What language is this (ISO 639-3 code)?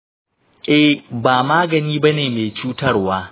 hau